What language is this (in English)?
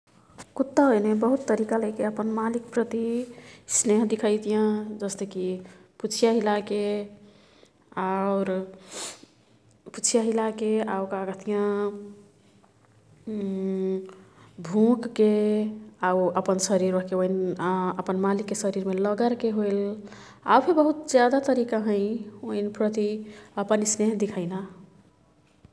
Kathoriya Tharu